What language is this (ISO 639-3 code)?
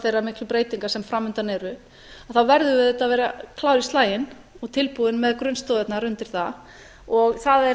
isl